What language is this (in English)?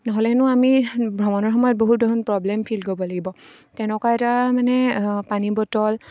Assamese